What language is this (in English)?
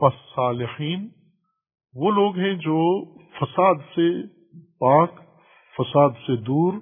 Urdu